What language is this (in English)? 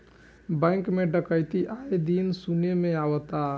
Bhojpuri